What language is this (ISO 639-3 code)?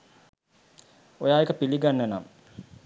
sin